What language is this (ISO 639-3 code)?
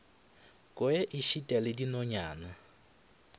nso